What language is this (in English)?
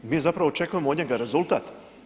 Croatian